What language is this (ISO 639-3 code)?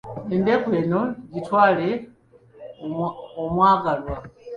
lug